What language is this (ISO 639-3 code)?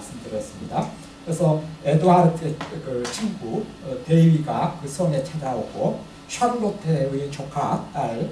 kor